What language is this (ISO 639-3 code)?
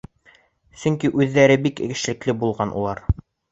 bak